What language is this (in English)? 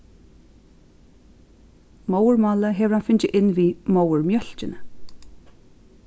Faroese